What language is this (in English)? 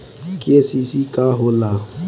Bhojpuri